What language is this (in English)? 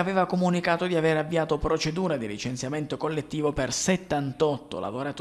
Italian